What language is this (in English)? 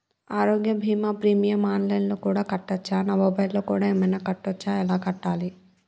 Telugu